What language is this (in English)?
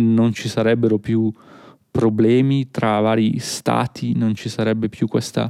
Italian